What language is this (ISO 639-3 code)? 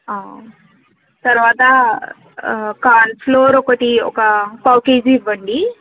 tel